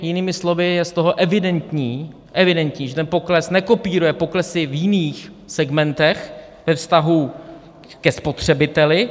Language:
Czech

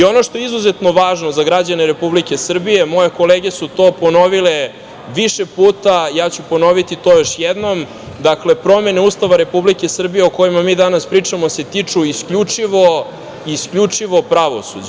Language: Serbian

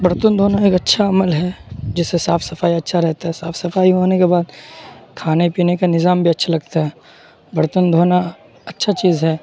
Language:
Urdu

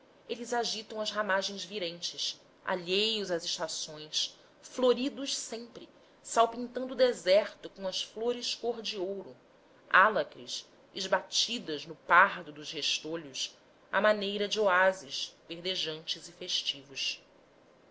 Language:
Portuguese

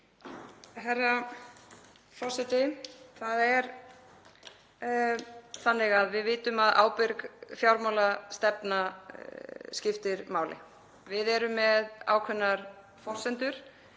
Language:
Icelandic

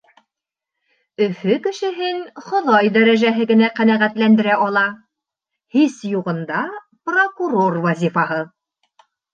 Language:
Bashkir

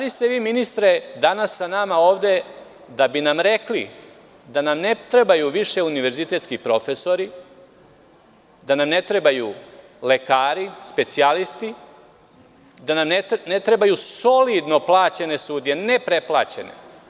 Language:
Serbian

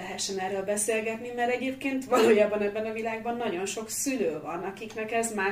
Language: Hungarian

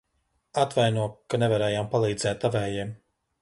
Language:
Latvian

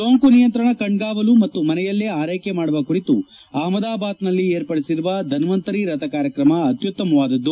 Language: Kannada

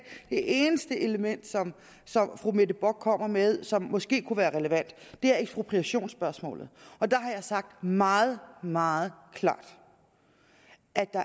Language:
Danish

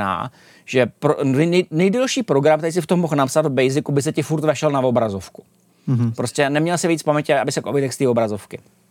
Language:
Czech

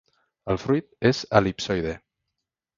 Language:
Catalan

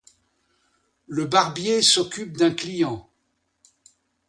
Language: French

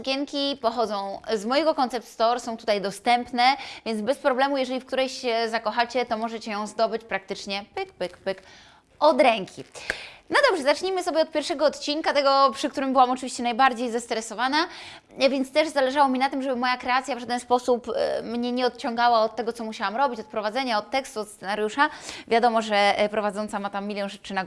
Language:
Polish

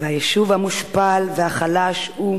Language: Hebrew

